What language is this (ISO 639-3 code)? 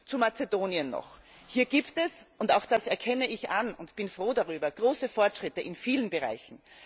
deu